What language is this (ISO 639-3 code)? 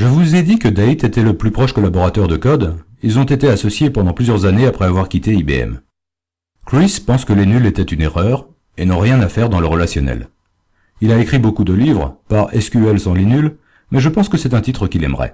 fra